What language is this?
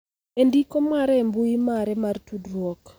Luo (Kenya and Tanzania)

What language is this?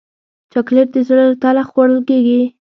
Pashto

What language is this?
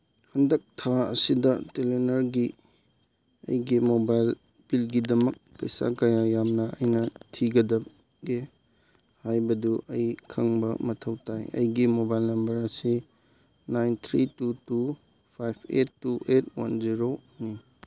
Manipuri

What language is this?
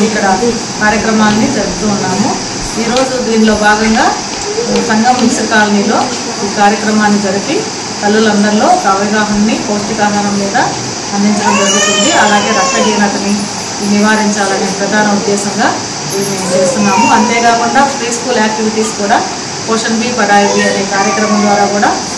Telugu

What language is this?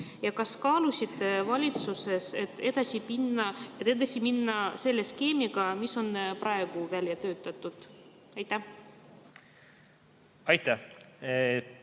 Estonian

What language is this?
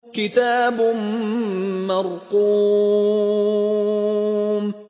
Arabic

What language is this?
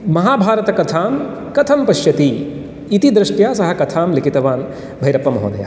Sanskrit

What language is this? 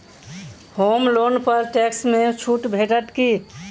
Maithili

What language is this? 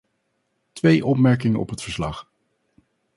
Dutch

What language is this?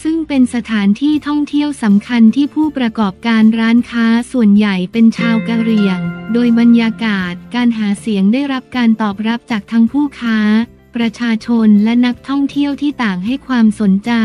Thai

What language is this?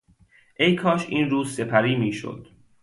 Persian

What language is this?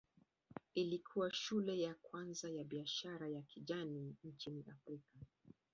Swahili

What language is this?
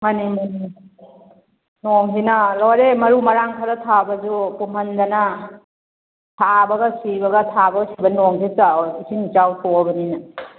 Manipuri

